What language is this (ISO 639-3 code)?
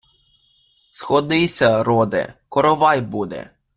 ukr